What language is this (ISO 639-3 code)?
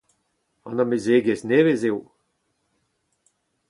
bre